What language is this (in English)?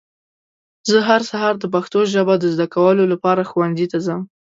Pashto